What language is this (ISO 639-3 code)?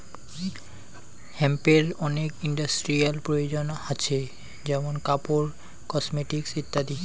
ben